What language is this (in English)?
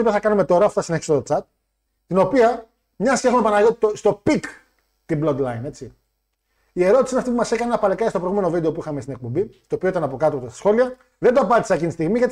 Greek